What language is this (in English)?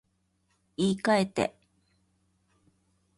Japanese